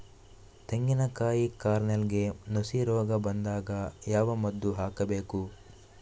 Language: Kannada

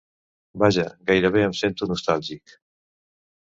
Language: Catalan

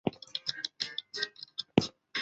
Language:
Chinese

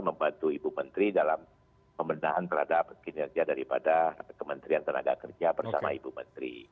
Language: Indonesian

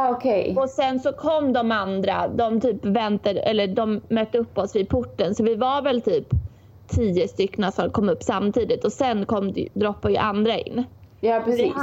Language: Swedish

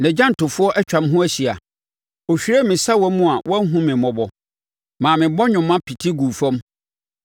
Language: Akan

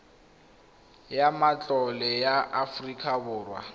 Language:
Tswana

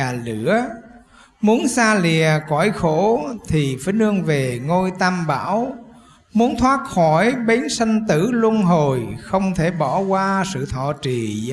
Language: Vietnamese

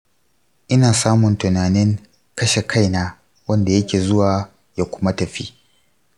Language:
Hausa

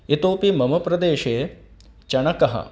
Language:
Sanskrit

